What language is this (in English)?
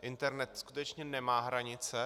Czech